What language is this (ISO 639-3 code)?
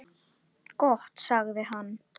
isl